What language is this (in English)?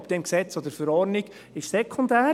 Swiss German